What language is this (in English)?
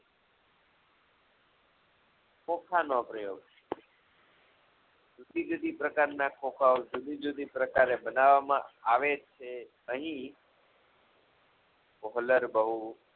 Gujarati